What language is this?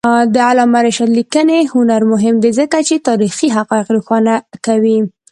Pashto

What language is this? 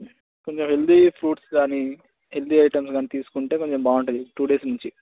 Telugu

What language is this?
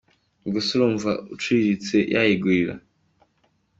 Kinyarwanda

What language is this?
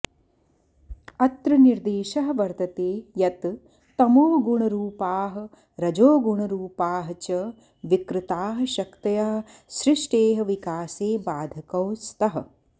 Sanskrit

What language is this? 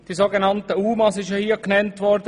Swiss German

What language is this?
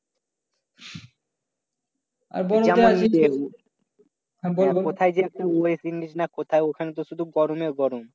Bangla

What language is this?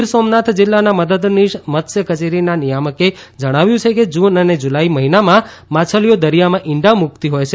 Gujarati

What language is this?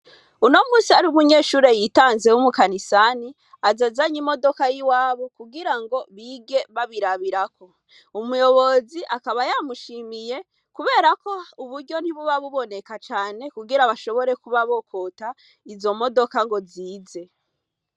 Rundi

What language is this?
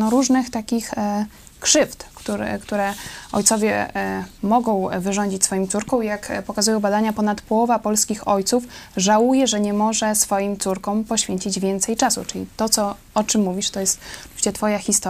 Polish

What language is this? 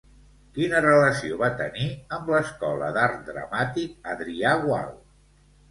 Catalan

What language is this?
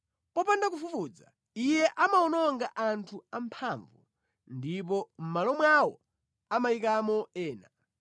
Nyanja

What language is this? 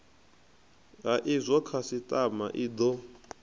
Venda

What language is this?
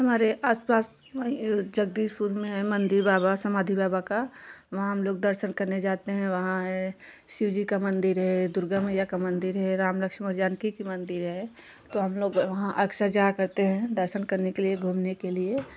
Hindi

